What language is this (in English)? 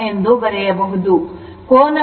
Kannada